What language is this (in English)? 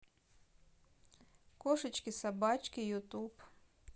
Russian